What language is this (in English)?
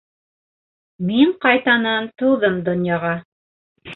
Bashkir